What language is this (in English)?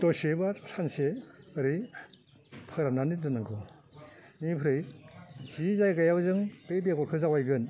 Bodo